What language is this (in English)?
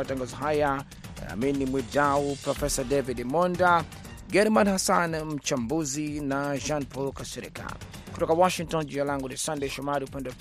Swahili